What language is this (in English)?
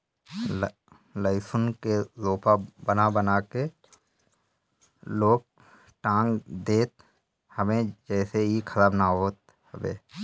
Bhojpuri